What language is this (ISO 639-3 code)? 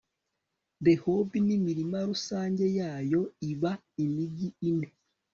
kin